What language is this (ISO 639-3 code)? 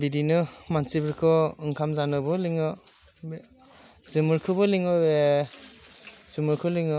brx